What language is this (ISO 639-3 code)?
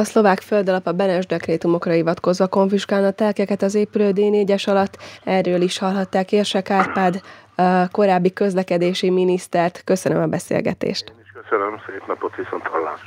hun